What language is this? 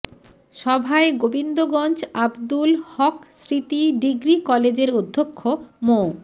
Bangla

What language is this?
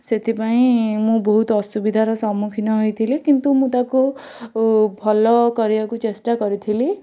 Odia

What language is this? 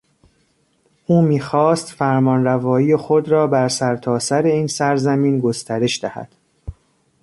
Persian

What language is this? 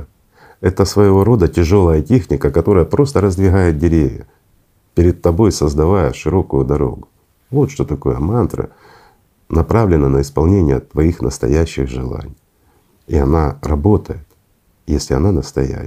Russian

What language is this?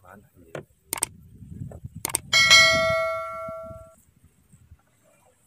Vietnamese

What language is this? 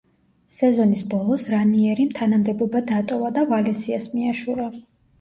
Georgian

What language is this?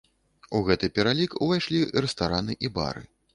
Belarusian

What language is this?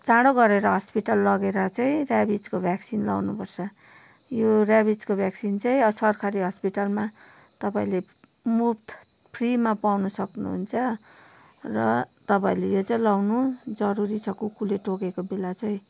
Nepali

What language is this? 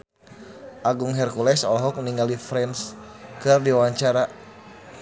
Sundanese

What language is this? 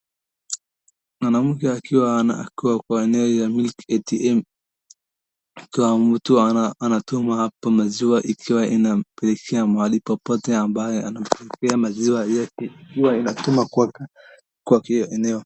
Swahili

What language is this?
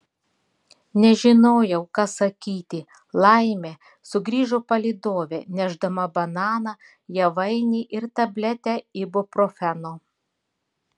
Lithuanian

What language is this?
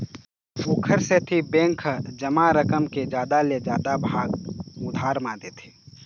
Chhattisgarhi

